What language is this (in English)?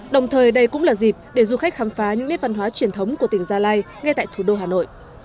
Vietnamese